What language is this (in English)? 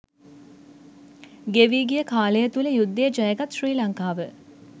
Sinhala